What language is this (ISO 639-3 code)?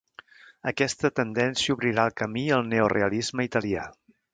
cat